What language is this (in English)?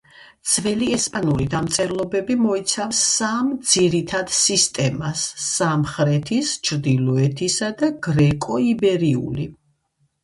Georgian